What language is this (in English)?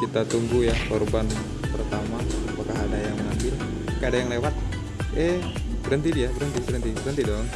Indonesian